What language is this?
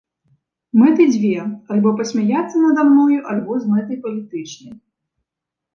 Belarusian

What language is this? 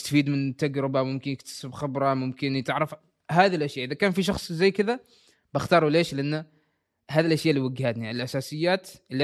Arabic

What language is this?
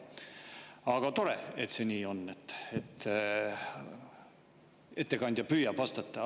Estonian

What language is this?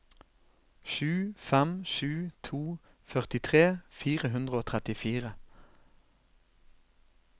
Norwegian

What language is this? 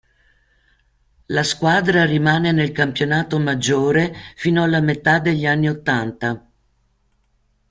Italian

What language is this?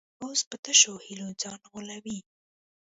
Pashto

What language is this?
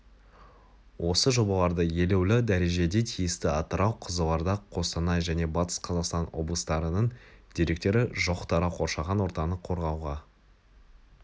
Kazakh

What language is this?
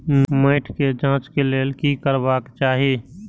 Maithili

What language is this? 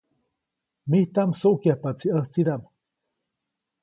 Copainalá Zoque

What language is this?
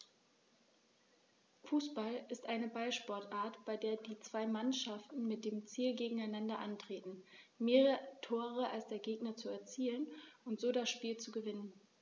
German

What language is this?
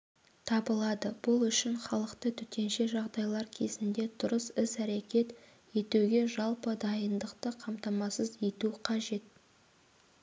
Kazakh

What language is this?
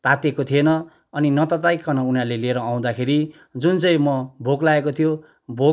Nepali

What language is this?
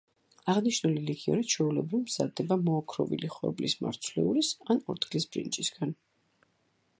Georgian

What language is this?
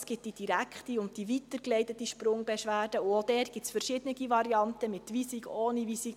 Swiss German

